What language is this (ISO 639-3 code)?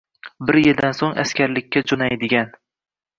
uzb